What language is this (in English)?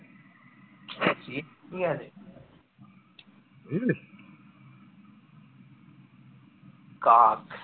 Bangla